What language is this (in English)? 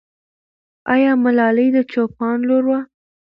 Pashto